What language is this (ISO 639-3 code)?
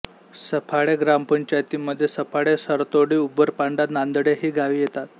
mar